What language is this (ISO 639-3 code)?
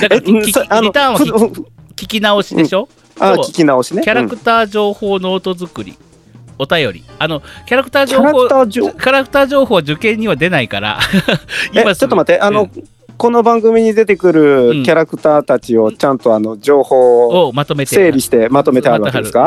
jpn